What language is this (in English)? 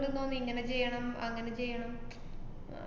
Malayalam